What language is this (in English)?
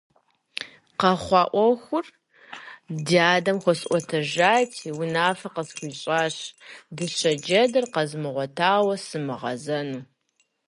Kabardian